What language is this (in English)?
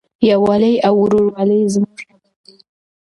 Pashto